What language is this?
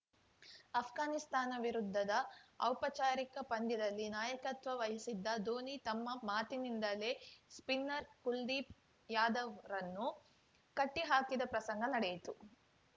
Kannada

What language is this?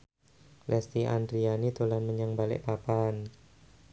Javanese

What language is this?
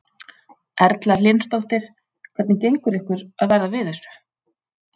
Icelandic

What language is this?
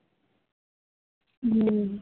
Gujarati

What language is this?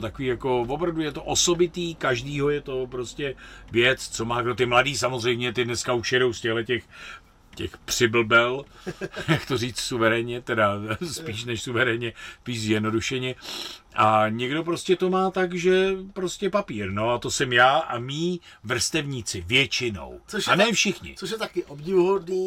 Czech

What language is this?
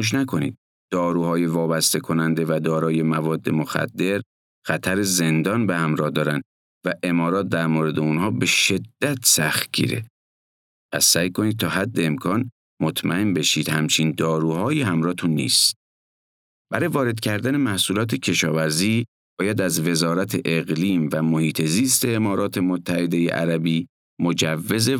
Persian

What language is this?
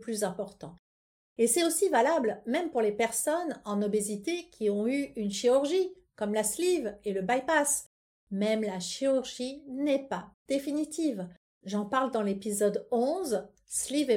French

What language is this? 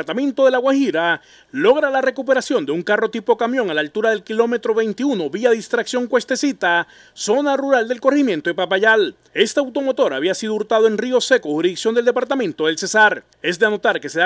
Spanish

